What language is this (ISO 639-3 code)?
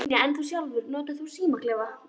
isl